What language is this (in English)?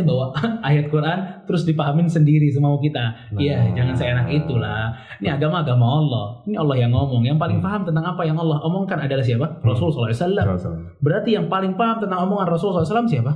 Indonesian